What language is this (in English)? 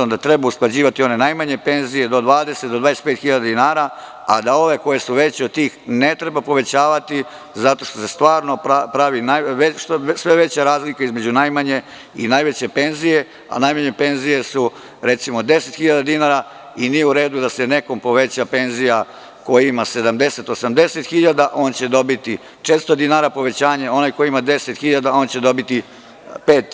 Serbian